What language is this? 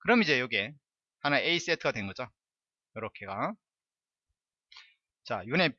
Korean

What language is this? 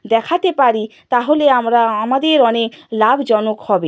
Bangla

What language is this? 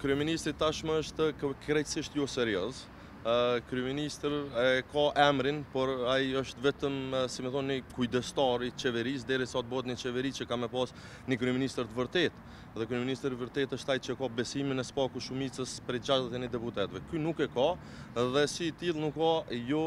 Romanian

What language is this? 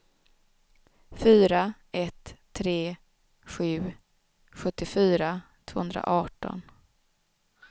Swedish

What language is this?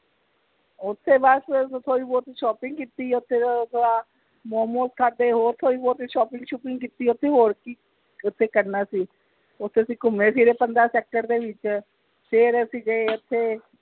Punjabi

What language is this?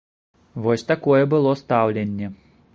Belarusian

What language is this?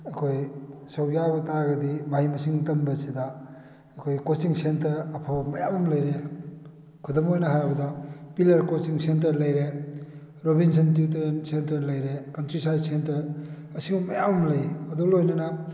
Manipuri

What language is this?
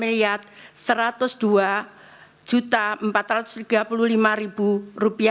Indonesian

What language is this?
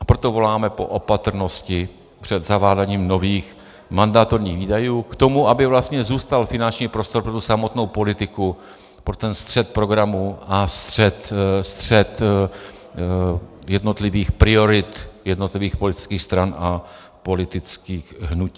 Czech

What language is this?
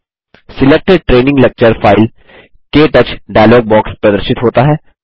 Hindi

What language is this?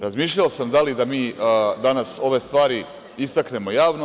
Serbian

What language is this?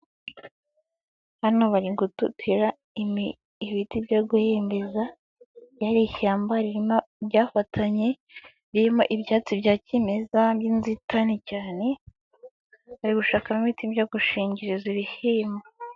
Kinyarwanda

